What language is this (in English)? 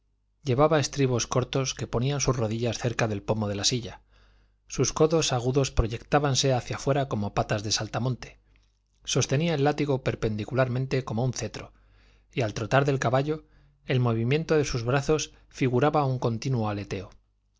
Spanish